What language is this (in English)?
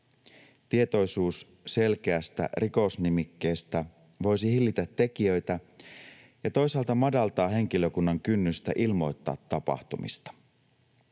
Finnish